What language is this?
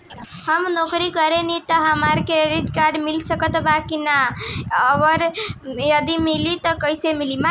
Bhojpuri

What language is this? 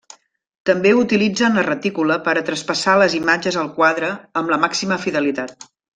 Catalan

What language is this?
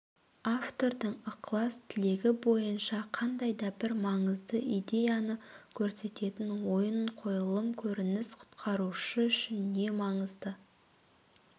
Kazakh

